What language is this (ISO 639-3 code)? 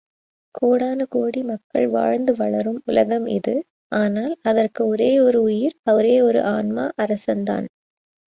tam